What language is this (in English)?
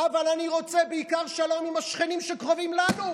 Hebrew